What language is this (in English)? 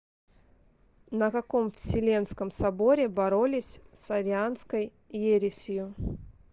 Russian